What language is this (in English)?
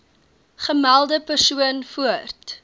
Afrikaans